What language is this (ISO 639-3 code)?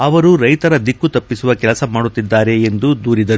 kan